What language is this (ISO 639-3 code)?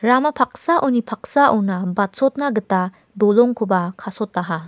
grt